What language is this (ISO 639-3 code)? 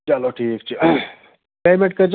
kas